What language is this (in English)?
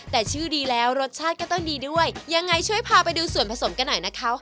Thai